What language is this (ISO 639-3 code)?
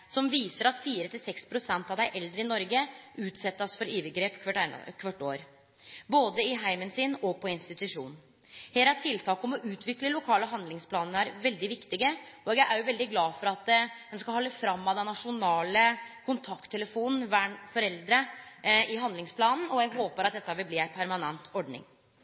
nno